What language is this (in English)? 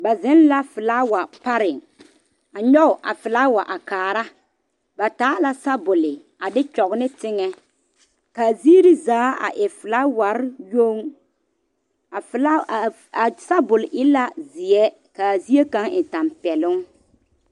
Southern Dagaare